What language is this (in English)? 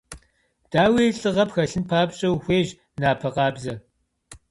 Kabardian